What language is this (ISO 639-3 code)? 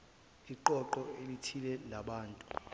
zul